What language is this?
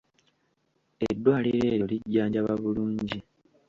Ganda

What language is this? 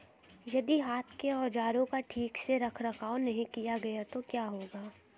Hindi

